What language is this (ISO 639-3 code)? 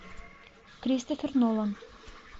rus